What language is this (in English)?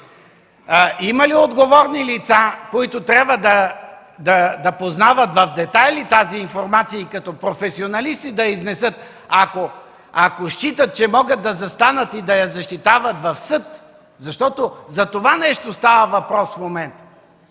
Bulgarian